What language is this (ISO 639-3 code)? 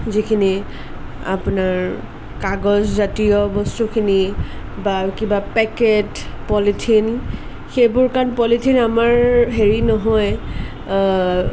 asm